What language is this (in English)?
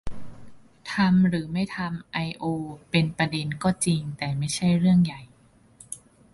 Thai